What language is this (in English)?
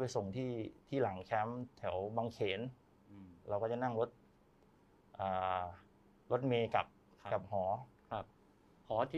Thai